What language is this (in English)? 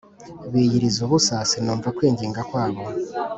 Kinyarwanda